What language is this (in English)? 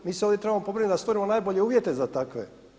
Croatian